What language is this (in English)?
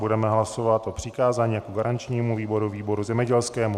Czech